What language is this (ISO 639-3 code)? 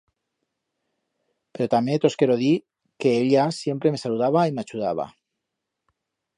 arg